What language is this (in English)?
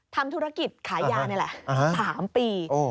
Thai